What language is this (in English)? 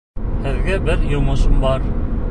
Bashkir